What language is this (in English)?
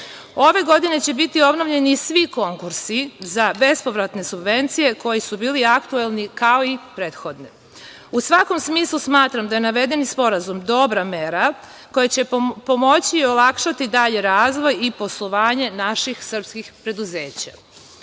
Serbian